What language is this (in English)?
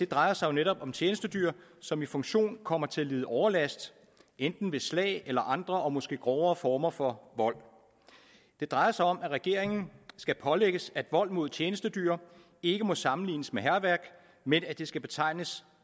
Danish